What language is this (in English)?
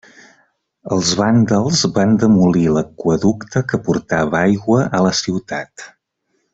Catalan